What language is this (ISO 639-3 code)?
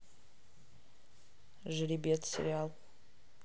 rus